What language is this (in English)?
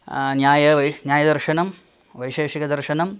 Sanskrit